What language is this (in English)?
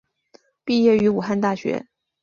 Chinese